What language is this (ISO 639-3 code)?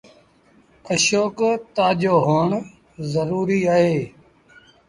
sbn